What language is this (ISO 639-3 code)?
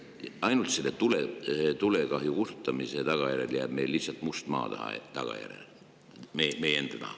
est